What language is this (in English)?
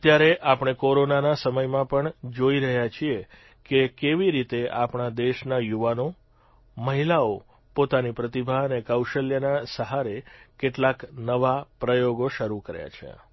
Gujarati